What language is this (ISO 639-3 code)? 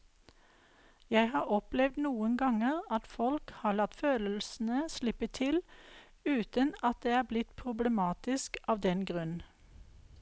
nor